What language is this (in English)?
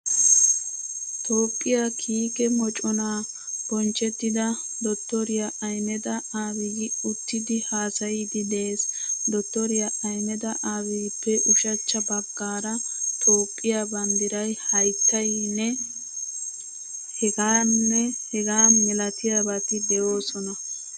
Wolaytta